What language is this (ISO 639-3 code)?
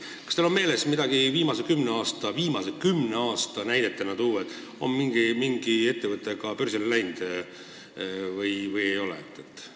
est